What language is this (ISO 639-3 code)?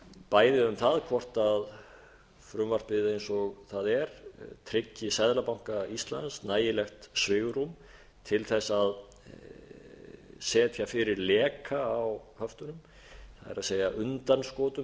isl